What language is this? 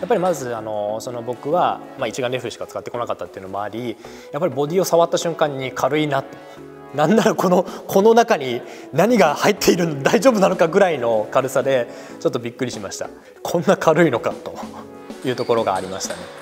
Japanese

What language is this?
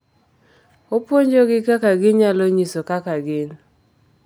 Luo (Kenya and Tanzania)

